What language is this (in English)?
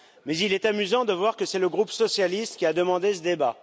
French